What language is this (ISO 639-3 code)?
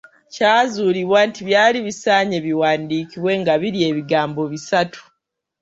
lug